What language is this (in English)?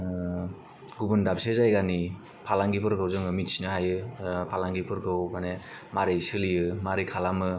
Bodo